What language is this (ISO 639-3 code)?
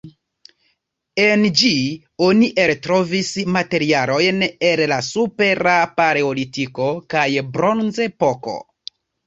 epo